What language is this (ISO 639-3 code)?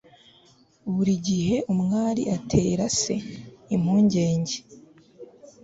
kin